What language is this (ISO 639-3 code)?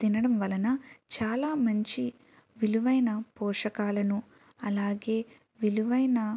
tel